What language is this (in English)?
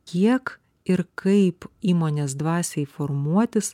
Lithuanian